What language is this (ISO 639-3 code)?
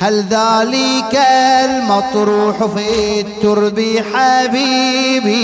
ara